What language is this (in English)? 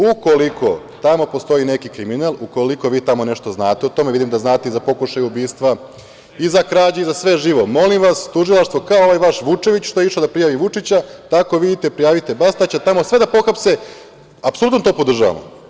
Serbian